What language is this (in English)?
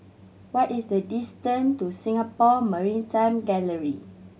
English